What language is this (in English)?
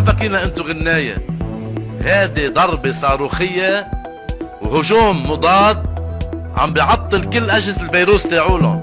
Arabic